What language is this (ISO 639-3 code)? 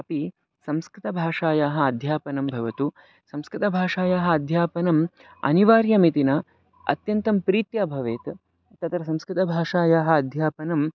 san